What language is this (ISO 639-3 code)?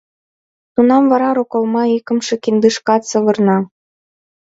chm